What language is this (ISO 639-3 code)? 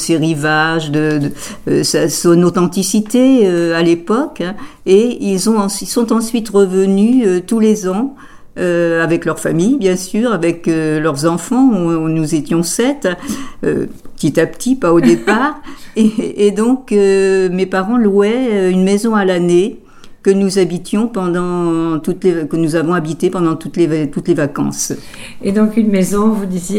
fra